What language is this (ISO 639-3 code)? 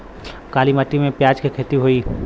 bho